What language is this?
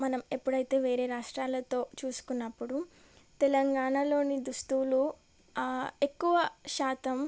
Telugu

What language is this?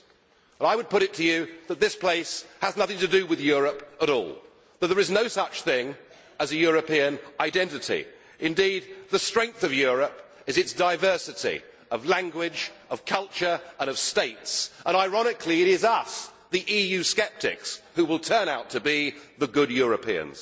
English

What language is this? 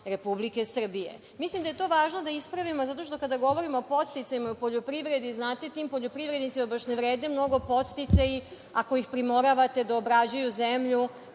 Serbian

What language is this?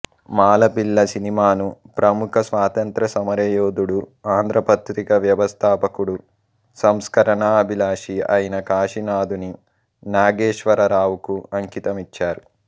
Telugu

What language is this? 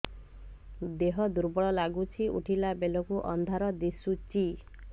Odia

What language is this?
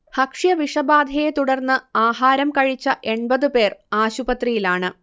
Malayalam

